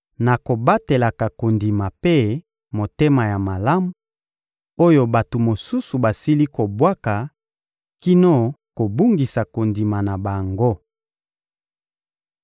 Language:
Lingala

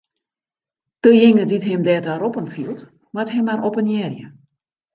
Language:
Western Frisian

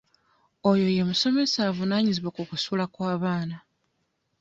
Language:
Ganda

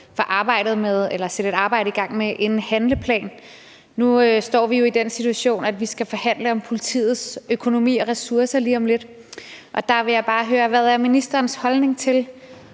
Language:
Danish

